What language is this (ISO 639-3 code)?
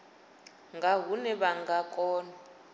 ven